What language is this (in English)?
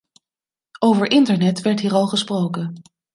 Dutch